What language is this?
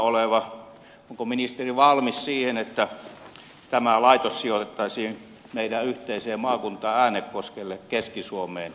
Finnish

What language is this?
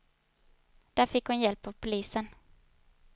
Swedish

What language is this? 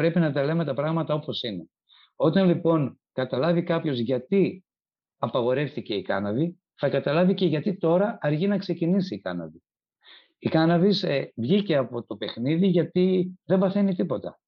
Greek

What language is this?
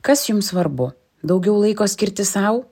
Lithuanian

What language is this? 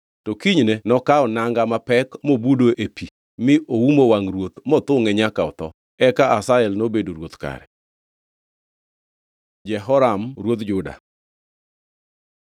Luo (Kenya and Tanzania)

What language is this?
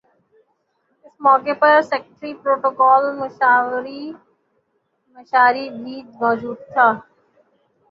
Urdu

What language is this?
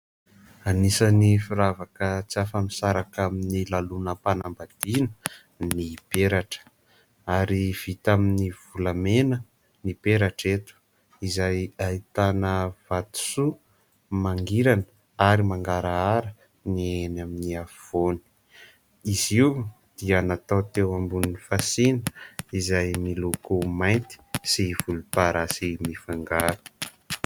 Malagasy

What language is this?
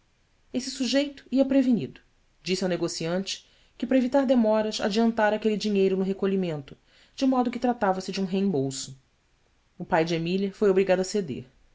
Portuguese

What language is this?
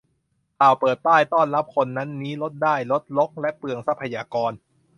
Thai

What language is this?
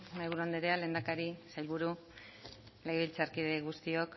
Basque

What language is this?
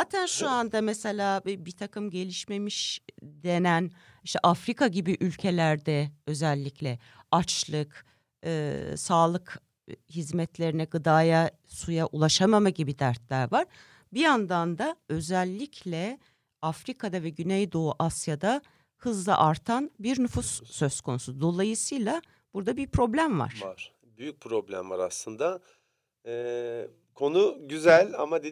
Turkish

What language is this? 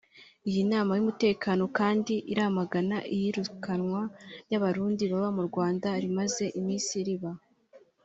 Kinyarwanda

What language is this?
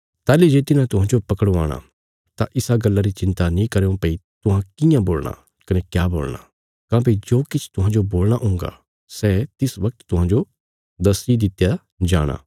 Bilaspuri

